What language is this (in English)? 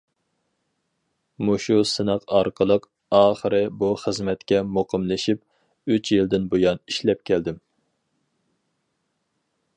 Uyghur